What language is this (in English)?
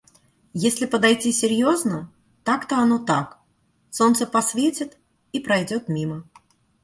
Russian